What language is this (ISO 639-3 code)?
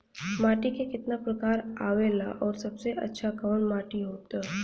bho